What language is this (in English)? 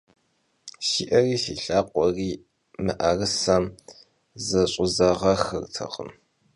Kabardian